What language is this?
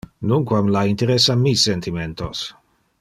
Interlingua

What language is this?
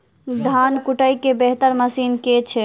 Maithili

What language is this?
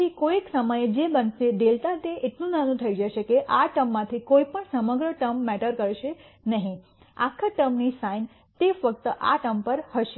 Gujarati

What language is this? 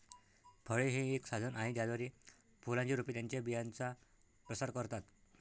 Marathi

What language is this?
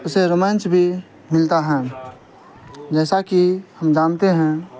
Urdu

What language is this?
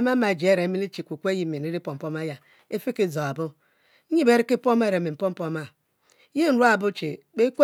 Mbe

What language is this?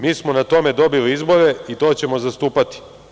Serbian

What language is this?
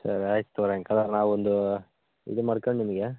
Kannada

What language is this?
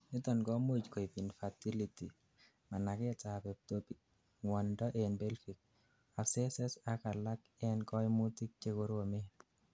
Kalenjin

